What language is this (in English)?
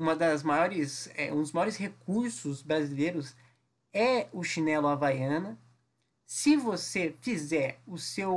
Portuguese